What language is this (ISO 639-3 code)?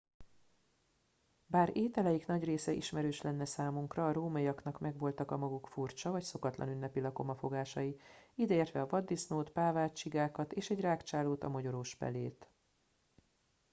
hun